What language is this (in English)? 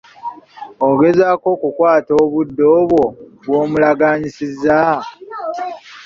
Ganda